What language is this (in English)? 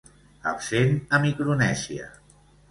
Catalan